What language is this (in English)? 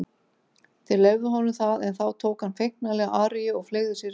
Icelandic